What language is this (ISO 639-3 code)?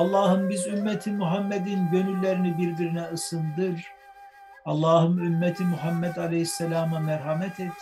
tur